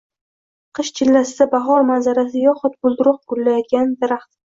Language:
Uzbek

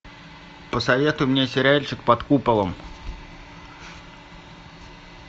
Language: Russian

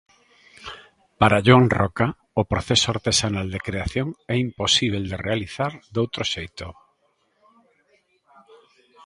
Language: Galician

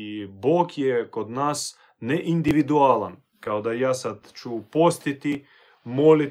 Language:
Croatian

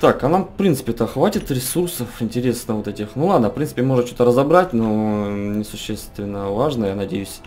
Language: Russian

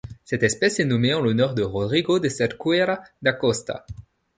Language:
French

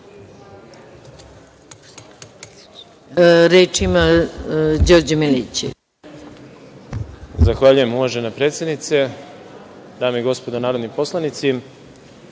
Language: Serbian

